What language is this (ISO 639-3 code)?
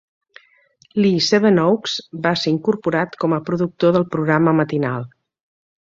cat